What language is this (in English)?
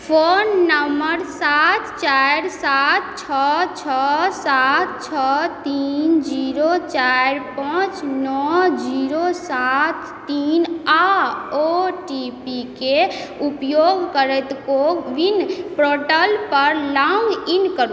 Maithili